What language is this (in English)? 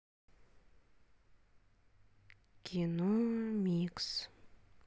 Russian